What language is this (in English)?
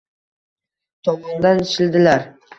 Uzbek